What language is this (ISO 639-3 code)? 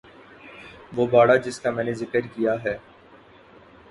urd